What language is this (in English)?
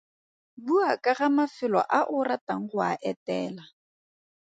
Tswana